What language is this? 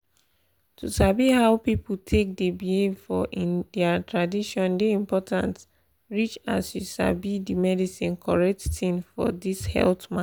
Nigerian Pidgin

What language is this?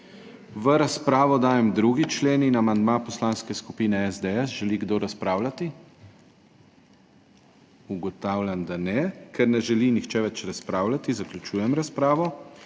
Slovenian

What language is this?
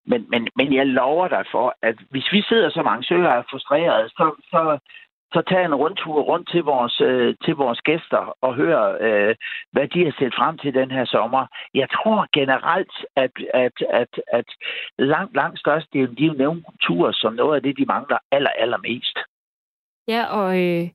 Danish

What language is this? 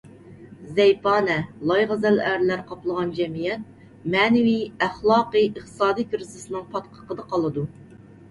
Uyghur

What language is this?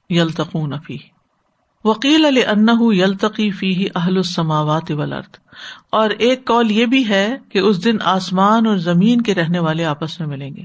Urdu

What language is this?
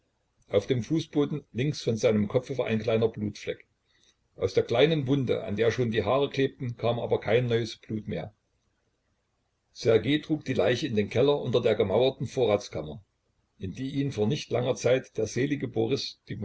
German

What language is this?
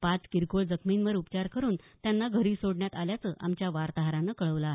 Marathi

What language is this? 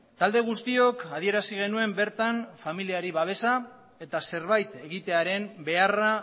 Basque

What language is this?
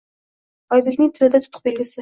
Uzbek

